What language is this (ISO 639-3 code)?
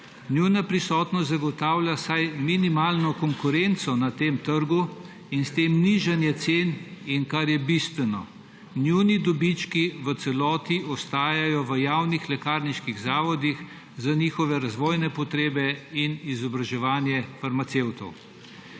slv